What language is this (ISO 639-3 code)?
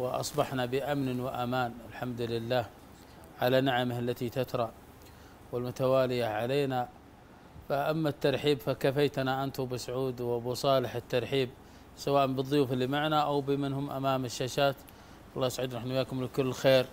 ara